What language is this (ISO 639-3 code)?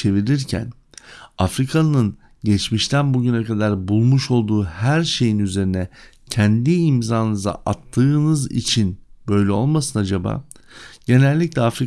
tur